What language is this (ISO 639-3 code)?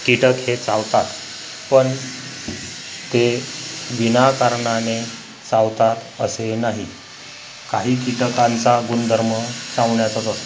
mar